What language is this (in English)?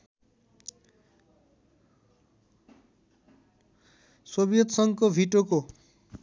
Nepali